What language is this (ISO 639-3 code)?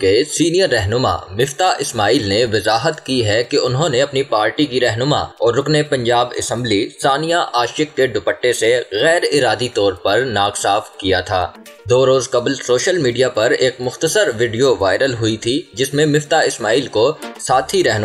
hin